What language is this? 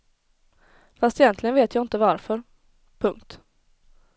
Swedish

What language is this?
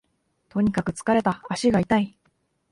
Japanese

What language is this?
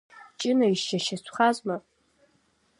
Abkhazian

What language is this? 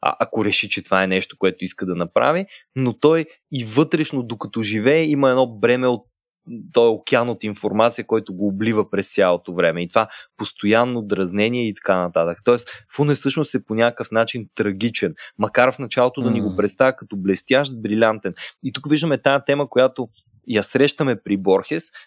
Bulgarian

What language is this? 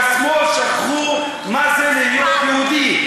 Hebrew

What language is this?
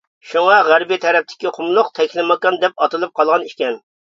Uyghur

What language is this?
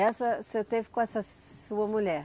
Portuguese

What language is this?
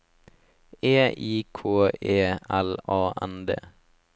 Norwegian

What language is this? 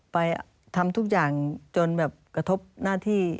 Thai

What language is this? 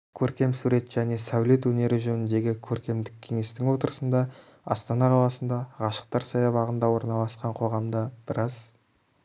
Kazakh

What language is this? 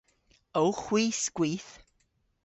Cornish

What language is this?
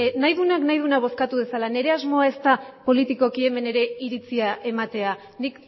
Basque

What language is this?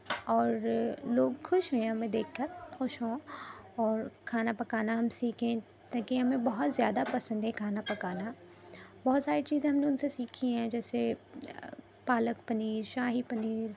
Urdu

